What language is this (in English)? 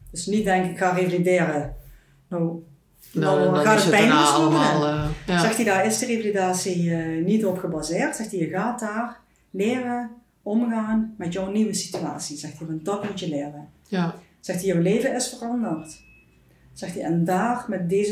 Dutch